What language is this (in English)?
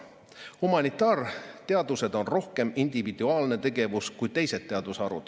Estonian